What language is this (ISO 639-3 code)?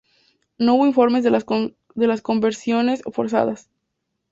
spa